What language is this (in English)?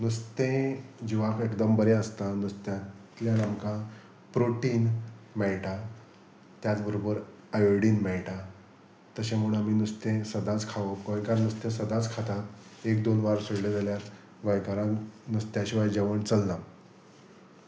Konkani